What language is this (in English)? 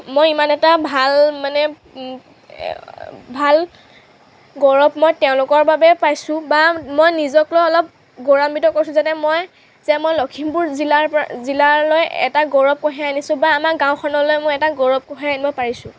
Assamese